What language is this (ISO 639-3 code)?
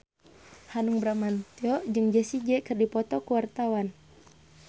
sun